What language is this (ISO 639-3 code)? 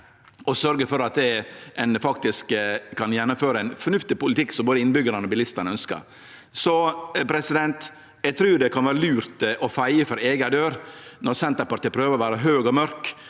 nor